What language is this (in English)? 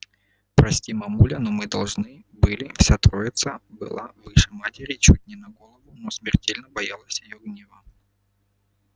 Russian